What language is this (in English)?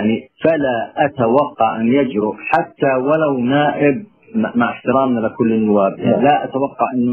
Arabic